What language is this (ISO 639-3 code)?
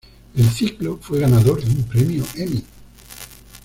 spa